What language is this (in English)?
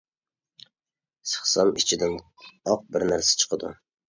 Uyghur